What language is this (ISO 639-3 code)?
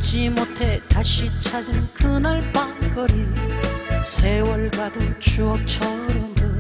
kor